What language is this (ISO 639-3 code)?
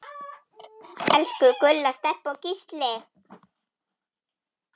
isl